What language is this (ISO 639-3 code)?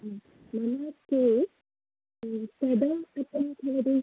san